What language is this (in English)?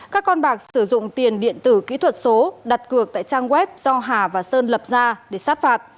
Vietnamese